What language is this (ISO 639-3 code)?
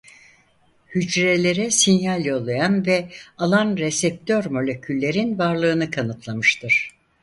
tur